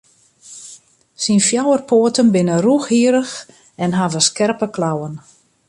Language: Western Frisian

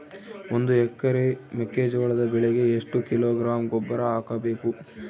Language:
Kannada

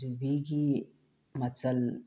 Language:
Manipuri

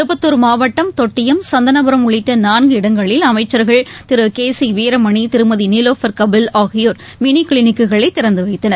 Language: Tamil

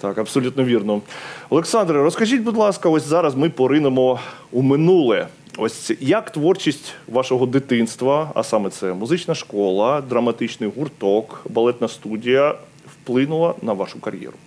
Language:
Ukrainian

